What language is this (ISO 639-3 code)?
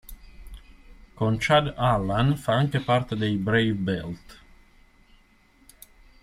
ita